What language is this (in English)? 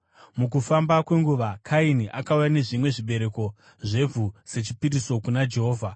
Shona